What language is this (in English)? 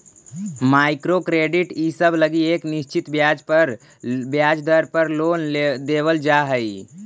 Magahi